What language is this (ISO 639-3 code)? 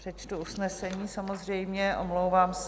ces